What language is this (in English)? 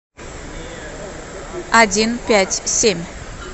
Russian